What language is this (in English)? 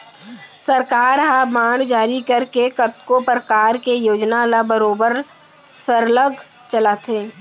Chhattisgarhi